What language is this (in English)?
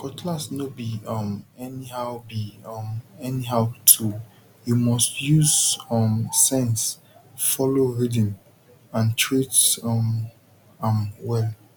Nigerian Pidgin